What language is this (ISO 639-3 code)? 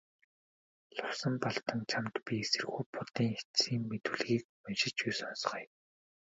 mon